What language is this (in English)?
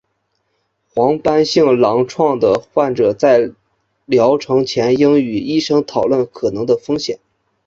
Chinese